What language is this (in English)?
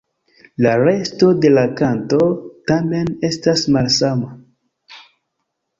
Esperanto